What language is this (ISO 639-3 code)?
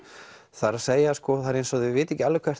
isl